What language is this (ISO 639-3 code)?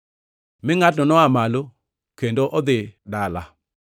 luo